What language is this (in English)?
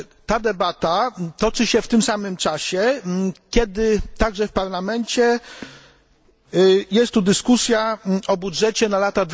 Polish